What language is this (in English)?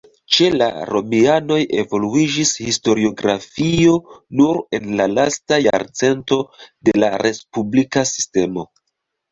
Esperanto